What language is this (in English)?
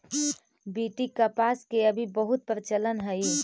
Magahi